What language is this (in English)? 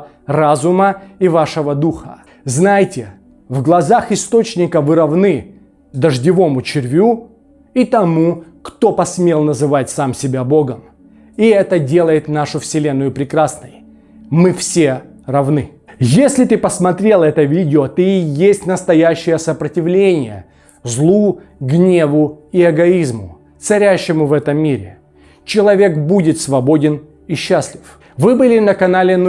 Russian